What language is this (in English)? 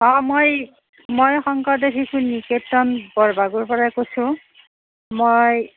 Assamese